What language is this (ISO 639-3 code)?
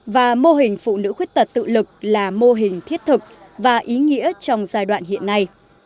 vie